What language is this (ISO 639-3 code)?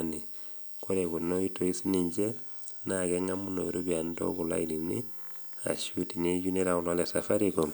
mas